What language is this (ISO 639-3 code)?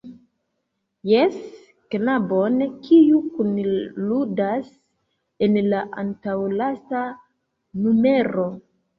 epo